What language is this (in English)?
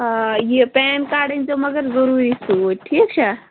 Kashmiri